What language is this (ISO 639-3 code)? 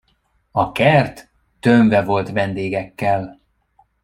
hun